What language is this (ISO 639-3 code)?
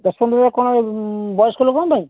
ori